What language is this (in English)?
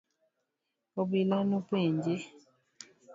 Luo (Kenya and Tanzania)